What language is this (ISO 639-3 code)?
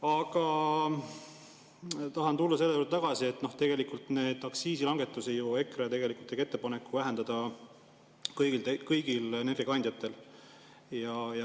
est